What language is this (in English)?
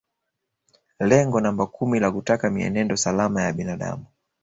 Swahili